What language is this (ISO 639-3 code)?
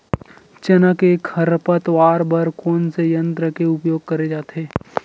hne